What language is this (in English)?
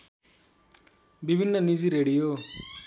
Nepali